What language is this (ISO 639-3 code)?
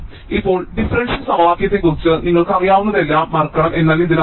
mal